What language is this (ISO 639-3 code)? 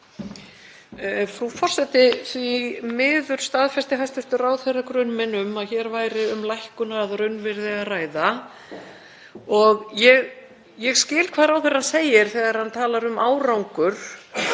isl